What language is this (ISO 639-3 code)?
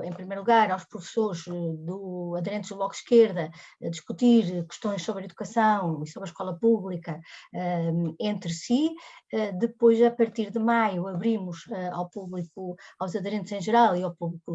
por